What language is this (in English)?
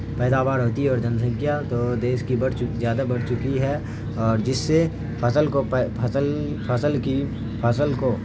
Urdu